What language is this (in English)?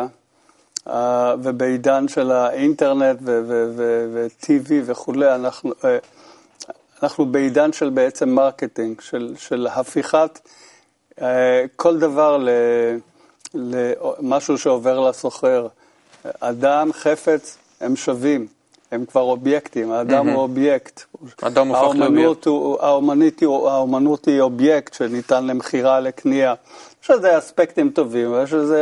Hebrew